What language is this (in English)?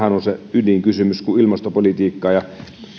Finnish